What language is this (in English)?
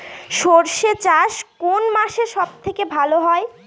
Bangla